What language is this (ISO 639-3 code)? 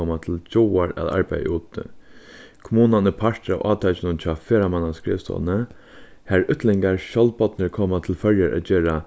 fao